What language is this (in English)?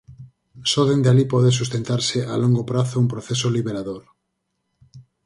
Galician